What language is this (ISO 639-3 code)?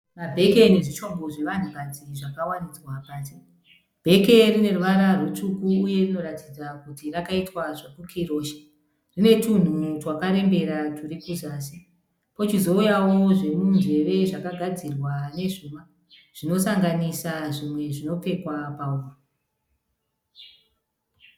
sna